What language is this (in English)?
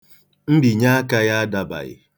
Igbo